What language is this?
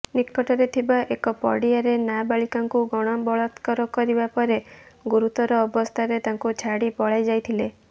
Odia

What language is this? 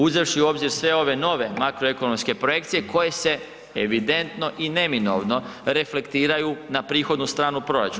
Croatian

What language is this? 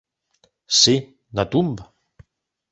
Galician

